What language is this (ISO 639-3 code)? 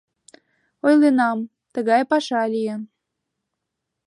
chm